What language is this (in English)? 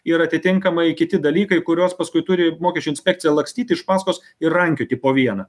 Lithuanian